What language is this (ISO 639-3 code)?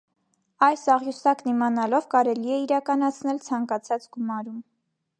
hye